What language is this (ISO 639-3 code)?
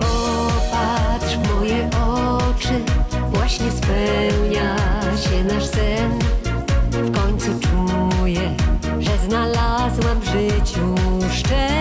pol